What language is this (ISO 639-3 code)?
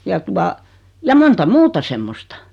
fin